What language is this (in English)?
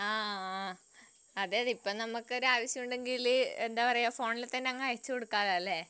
Malayalam